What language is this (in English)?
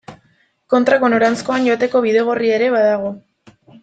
Basque